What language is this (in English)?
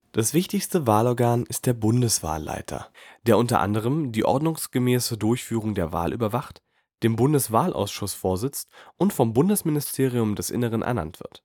German